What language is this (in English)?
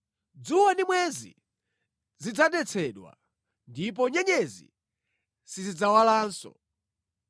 Nyanja